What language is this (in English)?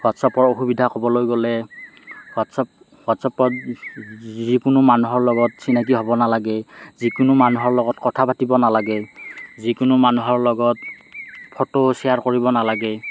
Assamese